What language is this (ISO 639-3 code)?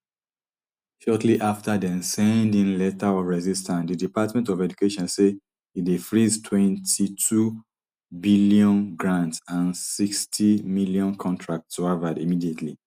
pcm